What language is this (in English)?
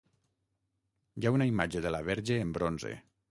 Catalan